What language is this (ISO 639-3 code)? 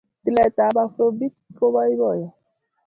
kln